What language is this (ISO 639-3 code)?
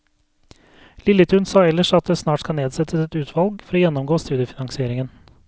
nor